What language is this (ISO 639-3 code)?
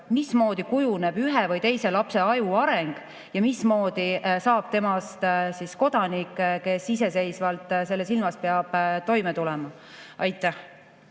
est